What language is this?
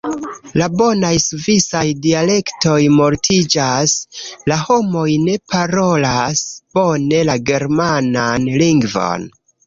Esperanto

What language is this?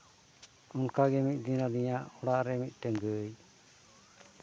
Santali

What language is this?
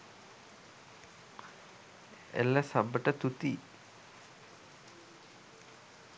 Sinhala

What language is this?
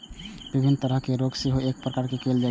Maithili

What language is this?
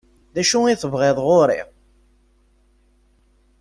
Kabyle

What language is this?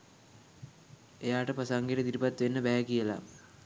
Sinhala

